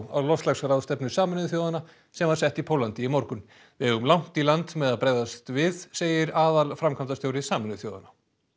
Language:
Icelandic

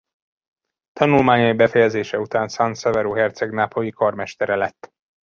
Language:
Hungarian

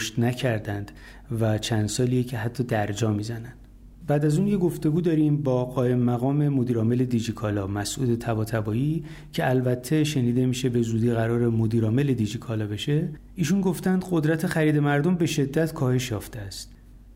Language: Persian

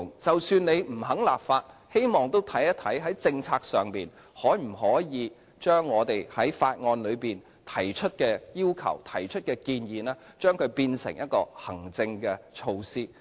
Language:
Cantonese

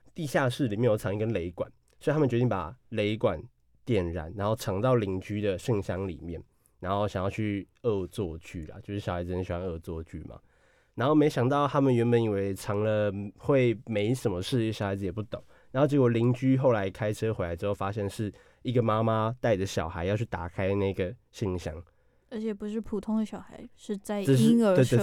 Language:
Chinese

